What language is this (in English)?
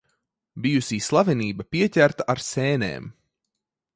Latvian